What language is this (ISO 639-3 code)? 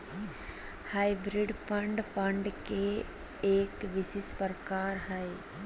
mag